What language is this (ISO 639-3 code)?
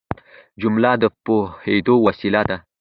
pus